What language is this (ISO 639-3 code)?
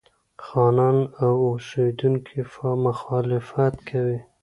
pus